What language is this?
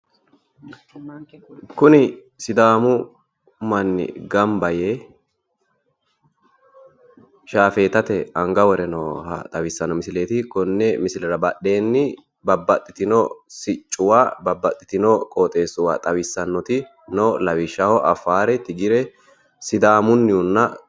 Sidamo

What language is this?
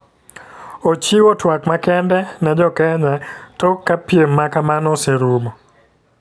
Luo (Kenya and Tanzania)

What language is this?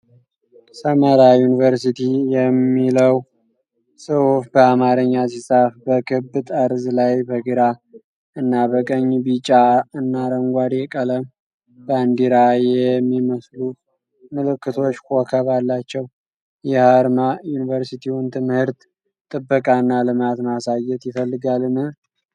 Amharic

